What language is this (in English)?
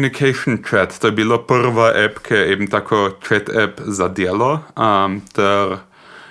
Croatian